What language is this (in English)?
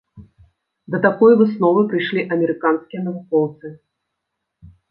Belarusian